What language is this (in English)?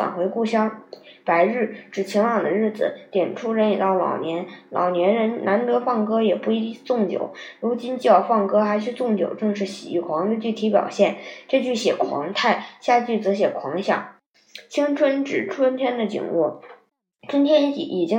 Chinese